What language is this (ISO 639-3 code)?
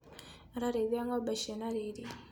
kik